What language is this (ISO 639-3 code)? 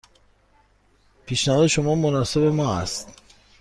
fas